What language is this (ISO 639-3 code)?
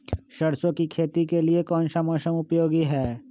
mag